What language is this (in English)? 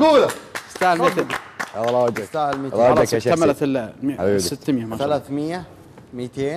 Arabic